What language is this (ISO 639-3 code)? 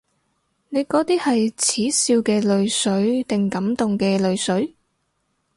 yue